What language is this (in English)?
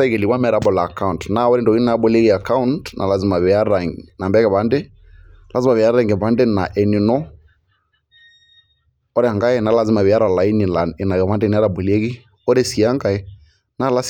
Masai